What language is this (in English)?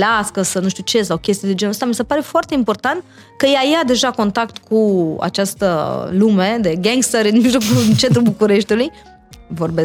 Romanian